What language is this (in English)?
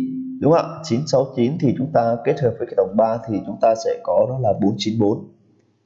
Vietnamese